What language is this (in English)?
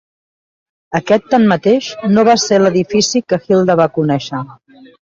Catalan